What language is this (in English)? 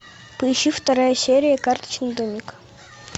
Russian